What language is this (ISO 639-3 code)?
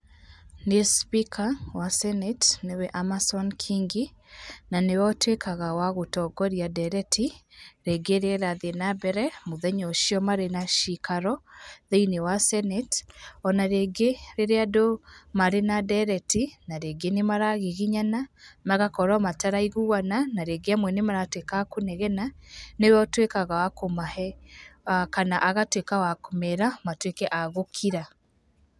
kik